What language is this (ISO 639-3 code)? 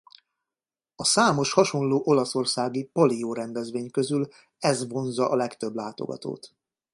hun